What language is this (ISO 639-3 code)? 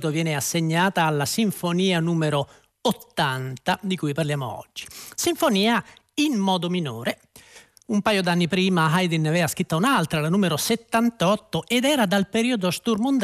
ita